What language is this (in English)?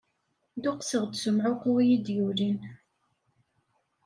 Kabyle